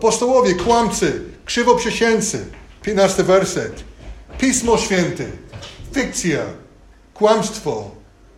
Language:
Polish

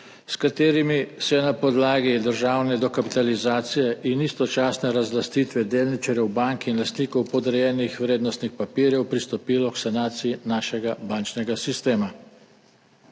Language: Slovenian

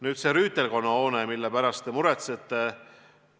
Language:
Estonian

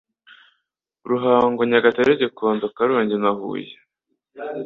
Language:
Kinyarwanda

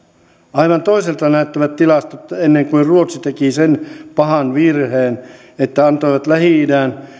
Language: Finnish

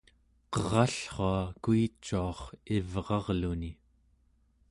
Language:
Central Yupik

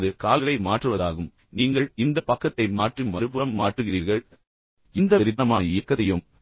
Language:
Tamil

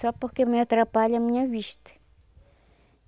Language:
Portuguese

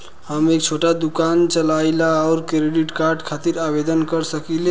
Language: Bhojpuri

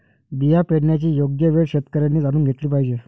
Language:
Marathi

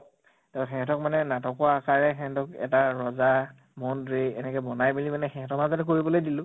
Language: Assamese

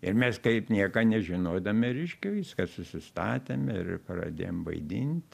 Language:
Lithuanian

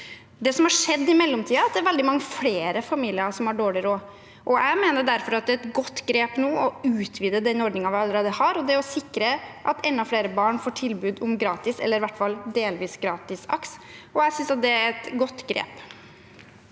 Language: Norwegian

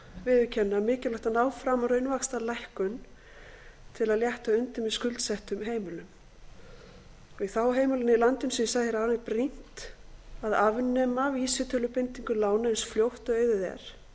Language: Icelandic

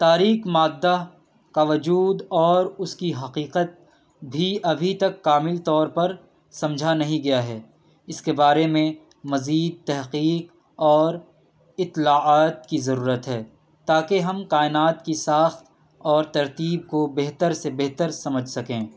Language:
Urdu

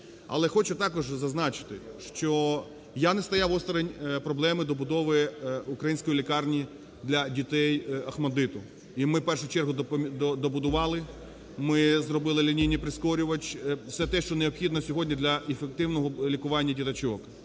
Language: Ukrainian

